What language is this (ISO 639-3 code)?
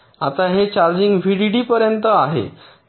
mar